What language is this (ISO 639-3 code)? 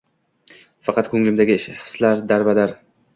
uzb